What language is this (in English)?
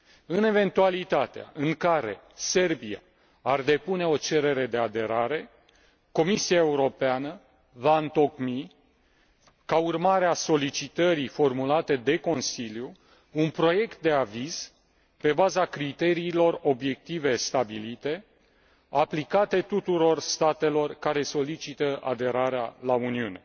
Romanian